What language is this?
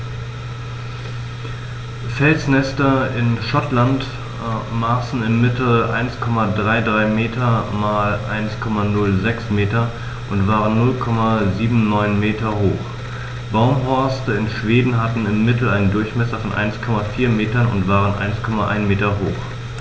German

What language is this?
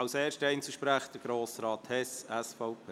Swiss German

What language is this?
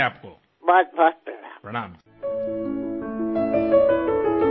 Assamese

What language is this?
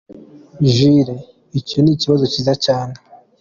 Kinyarwanda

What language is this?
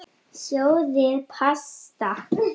Icelandic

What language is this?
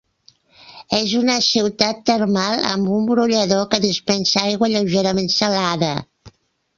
Catalan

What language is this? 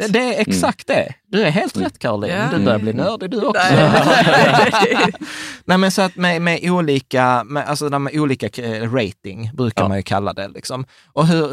Swedish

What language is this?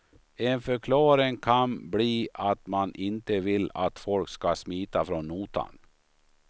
Swedish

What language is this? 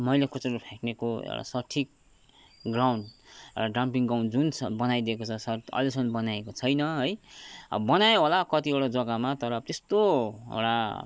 Nepali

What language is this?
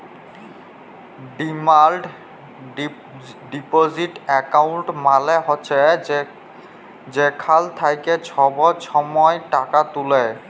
Bangla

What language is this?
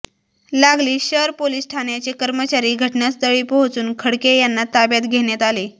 Marathi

